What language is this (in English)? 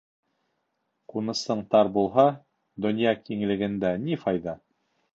Bashkir